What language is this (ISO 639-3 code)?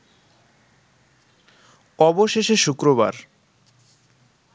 ben